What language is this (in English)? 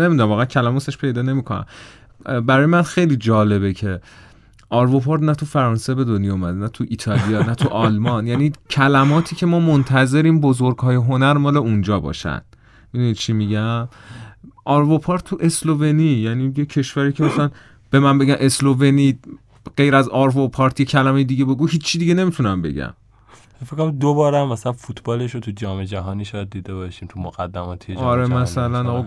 Persian